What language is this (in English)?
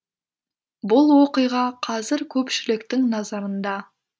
Kazakh